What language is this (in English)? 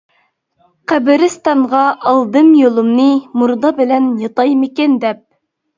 Uyghur